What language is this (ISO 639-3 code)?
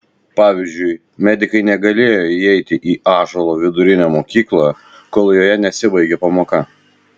lit